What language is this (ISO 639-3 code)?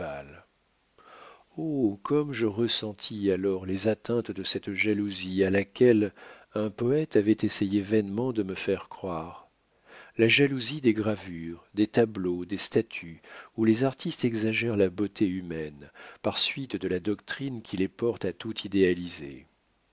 fra